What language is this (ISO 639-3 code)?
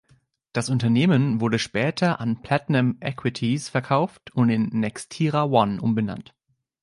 deu